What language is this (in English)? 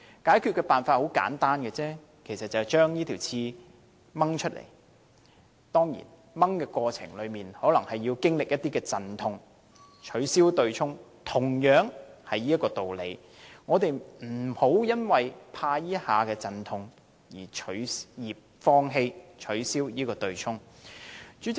Cantonese